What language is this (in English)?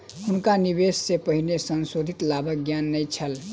Maithili